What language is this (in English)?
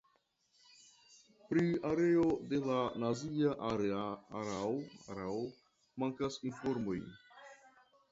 Esperanto